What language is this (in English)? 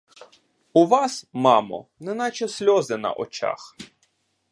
Ukrainian